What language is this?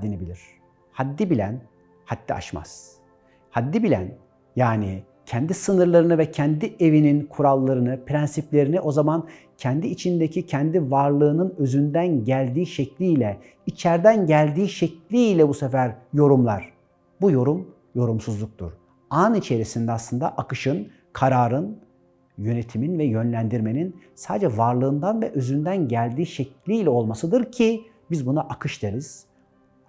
Turkish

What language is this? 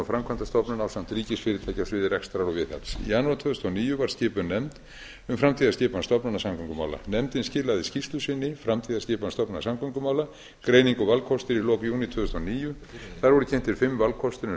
Icelandic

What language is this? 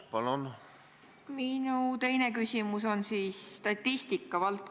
Estonian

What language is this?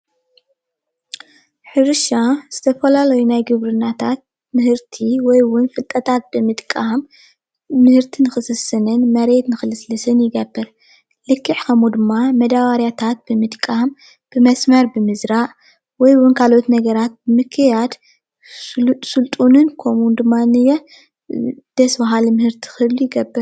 Tigrinya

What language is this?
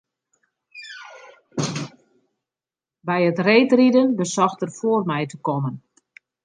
Western Frisian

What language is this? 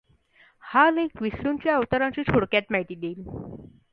Marathi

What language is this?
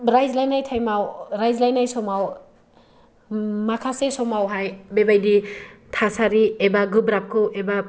Bodo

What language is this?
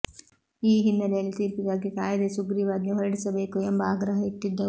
Kannada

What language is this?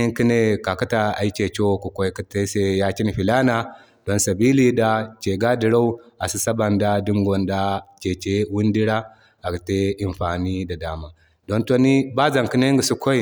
Zarma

